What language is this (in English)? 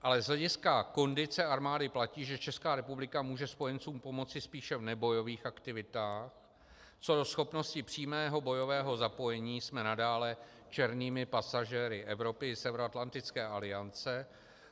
Czech